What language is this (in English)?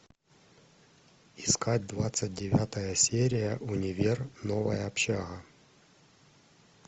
Russian